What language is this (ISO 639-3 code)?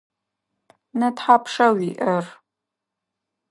ady